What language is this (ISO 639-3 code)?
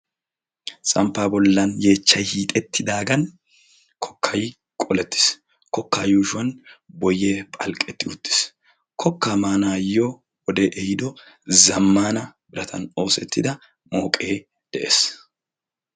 wal